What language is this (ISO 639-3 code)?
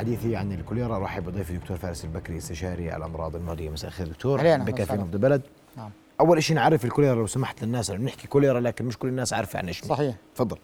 ara